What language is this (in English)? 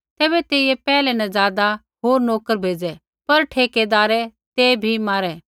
Kullu Pahari